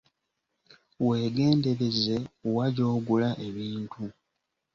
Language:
Ganda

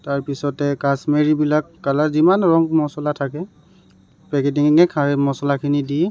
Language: Assamese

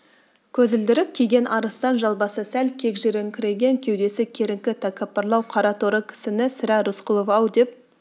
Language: Kazakh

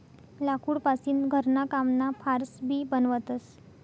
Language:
Marathi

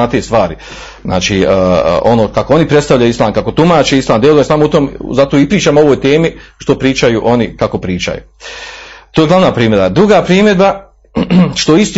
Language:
Croatian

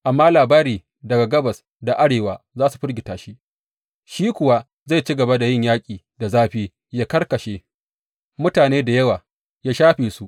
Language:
Hausa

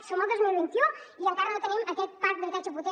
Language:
Catalan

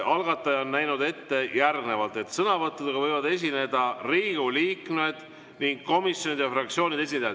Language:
Estonian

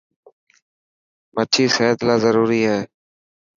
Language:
Dhatki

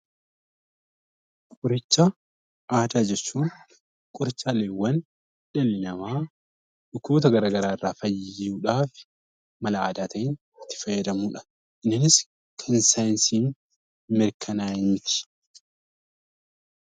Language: Oromo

